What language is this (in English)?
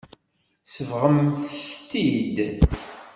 Kabyle